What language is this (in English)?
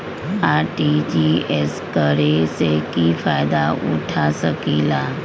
Magahi